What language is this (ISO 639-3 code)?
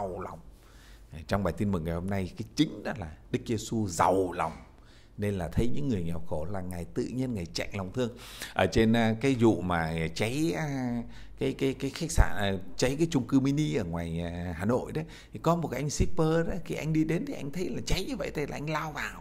vie